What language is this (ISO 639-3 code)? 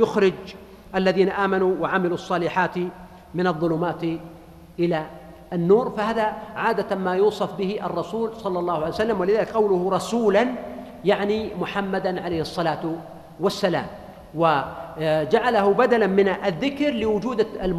ara